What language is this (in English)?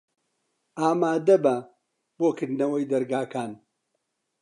Central Kurdish